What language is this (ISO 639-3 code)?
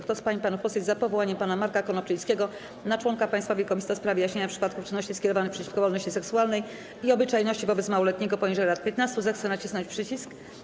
pol